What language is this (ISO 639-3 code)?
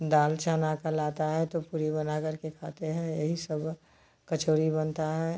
hin